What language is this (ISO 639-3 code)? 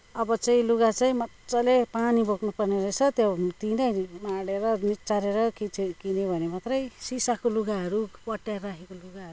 nep